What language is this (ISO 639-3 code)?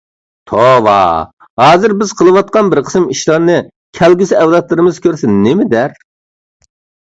uig